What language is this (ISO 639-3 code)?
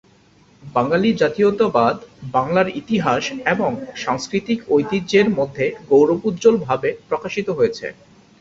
ben